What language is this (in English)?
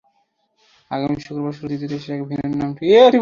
Bangla